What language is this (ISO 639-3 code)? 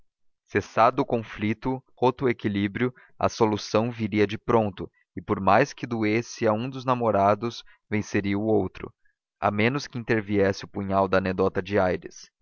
por